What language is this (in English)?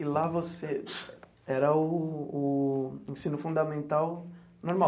Portuguese